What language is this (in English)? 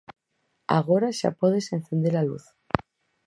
Galician